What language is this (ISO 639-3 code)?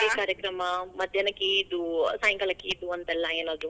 kan